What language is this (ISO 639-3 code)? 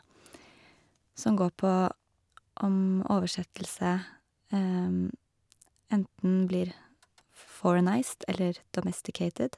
nor